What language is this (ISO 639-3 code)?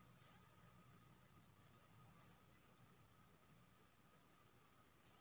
mai